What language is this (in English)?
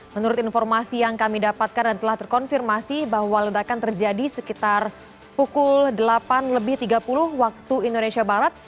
Indonesian